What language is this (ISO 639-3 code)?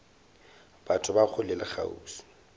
nso